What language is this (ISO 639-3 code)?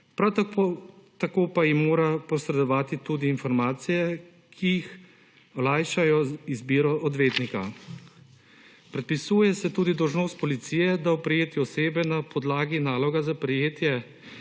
slv